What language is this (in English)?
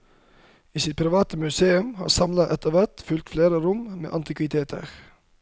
Norwegian